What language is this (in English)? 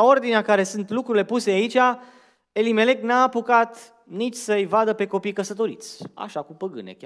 Romanian